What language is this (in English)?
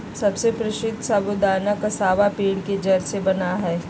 Magahi